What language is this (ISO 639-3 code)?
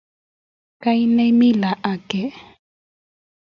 kln